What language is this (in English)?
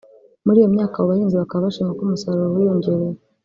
Kinyarwanda